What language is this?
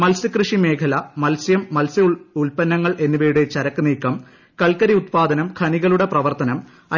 Malayalam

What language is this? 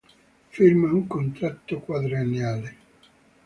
Italian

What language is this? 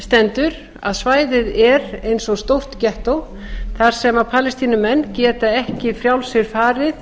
Icelandic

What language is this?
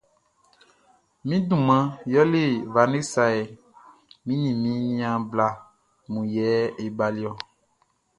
Baoulé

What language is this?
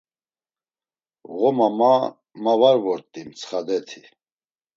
Laz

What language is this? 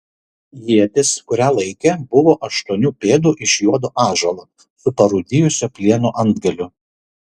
Lithuanian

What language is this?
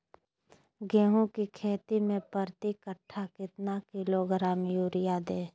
Magahi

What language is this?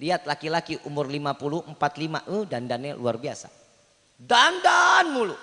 Indonesian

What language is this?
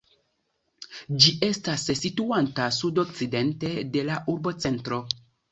Esperanto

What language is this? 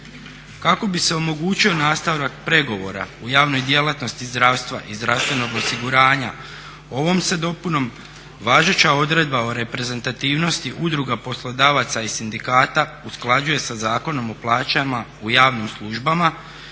Croatian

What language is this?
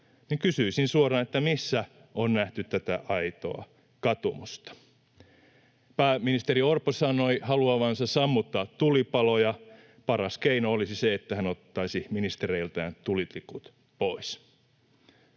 Finnish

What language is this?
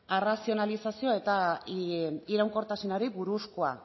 Basque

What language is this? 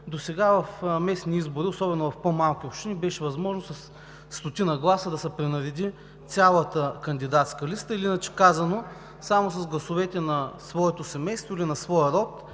Bulgarian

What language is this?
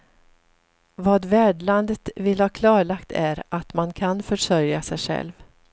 Swedish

